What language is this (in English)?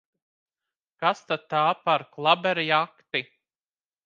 Latvian